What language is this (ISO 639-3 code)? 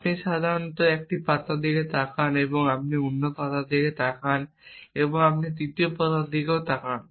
ben